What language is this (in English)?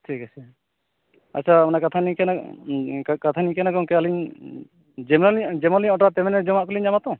Santali